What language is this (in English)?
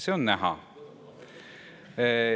Estonian